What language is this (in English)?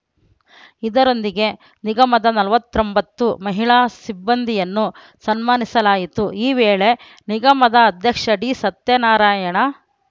Kannada